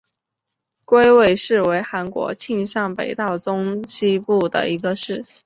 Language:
Chinese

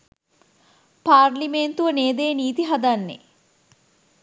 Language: Sinhala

